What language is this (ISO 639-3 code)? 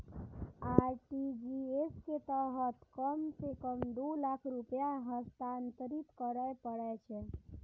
mai